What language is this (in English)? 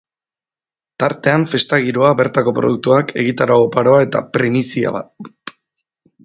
Basque